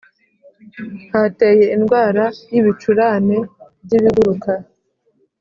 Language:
Kinyarwanda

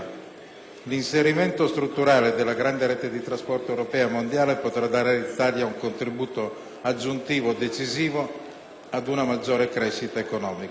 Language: Italian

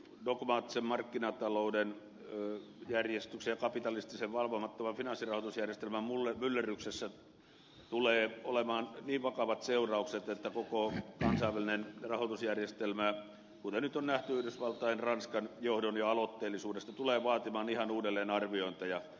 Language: Finnish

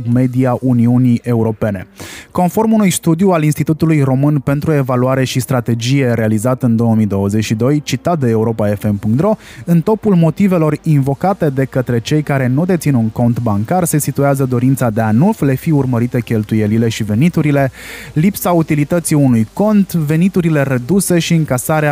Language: Romanian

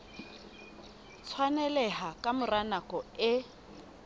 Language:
Southern Sotho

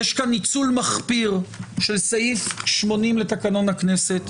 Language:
Hebrew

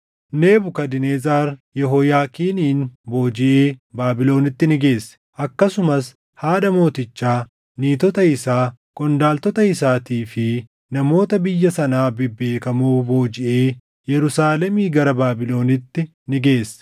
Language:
Oromo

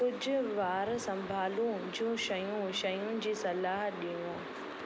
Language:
Sindhi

